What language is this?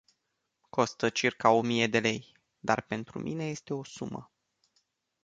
Romanian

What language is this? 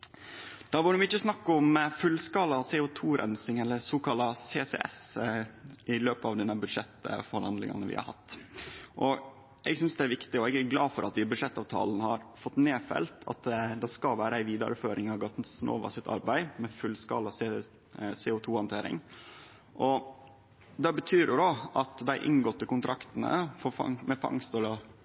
Norwegian Nynorsk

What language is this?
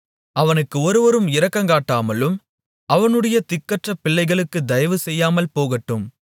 Tamil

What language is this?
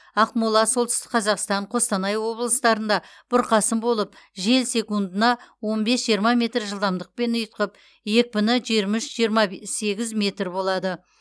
Kazakh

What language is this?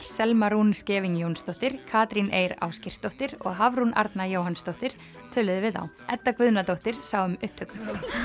Icelandic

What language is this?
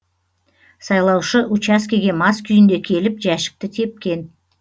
Kazakh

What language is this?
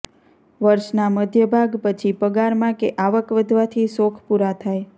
Gujarati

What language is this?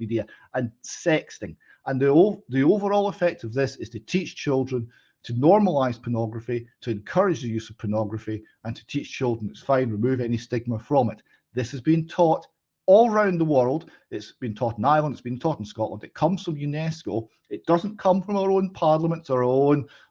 English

